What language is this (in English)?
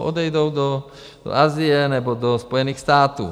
Czech